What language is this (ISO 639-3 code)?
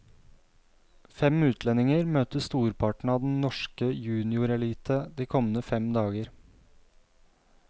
nor